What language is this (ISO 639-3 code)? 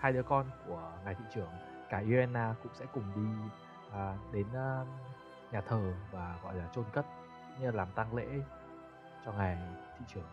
vie